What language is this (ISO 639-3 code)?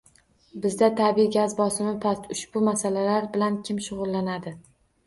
uzb